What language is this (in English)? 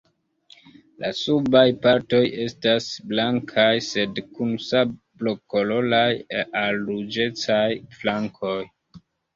Esperanto